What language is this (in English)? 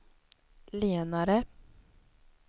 Swedish